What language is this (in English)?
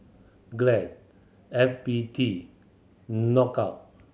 English